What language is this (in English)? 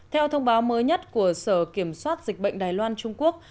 Vietnamese